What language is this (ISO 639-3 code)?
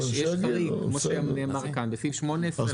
heb